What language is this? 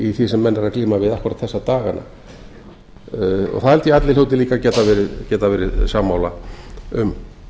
Icelandic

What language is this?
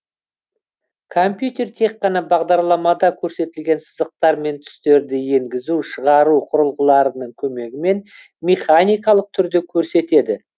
Kazakh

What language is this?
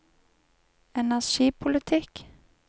Norwegian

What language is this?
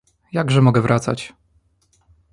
Polish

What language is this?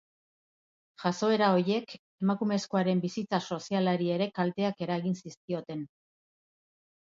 Basque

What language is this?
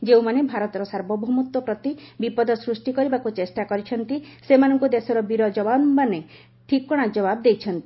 Odia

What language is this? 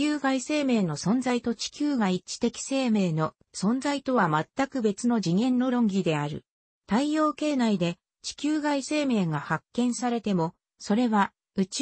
Japanese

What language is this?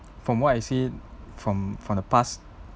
English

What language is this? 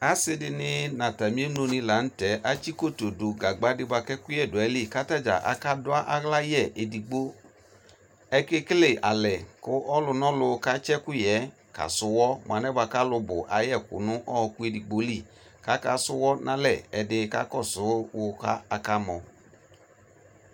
Ikposo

